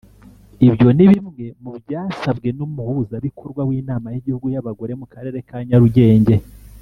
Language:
Kinyarwanda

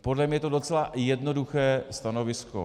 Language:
Czech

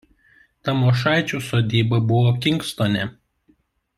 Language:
Lithuanian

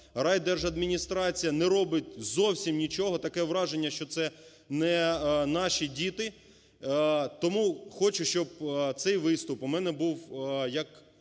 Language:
Ukrainian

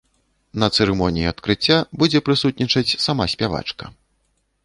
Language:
Belarusian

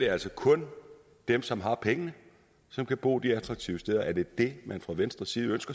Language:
Danish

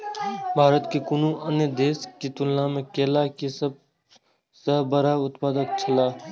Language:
Maithili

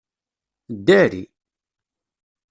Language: Kabyle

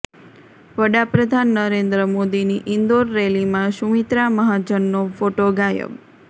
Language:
Gujarati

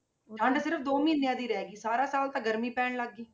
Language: Punjabi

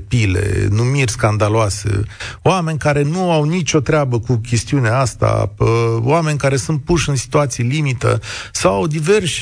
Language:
Romanian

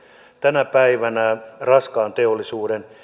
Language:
Finnish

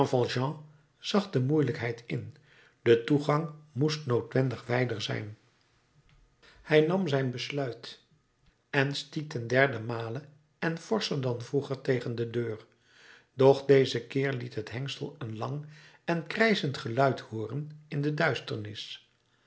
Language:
Dutch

